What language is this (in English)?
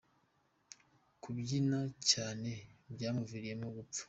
Kinyarwanda